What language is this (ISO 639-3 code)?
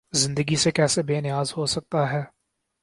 urd